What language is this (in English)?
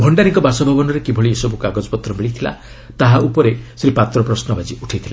Odia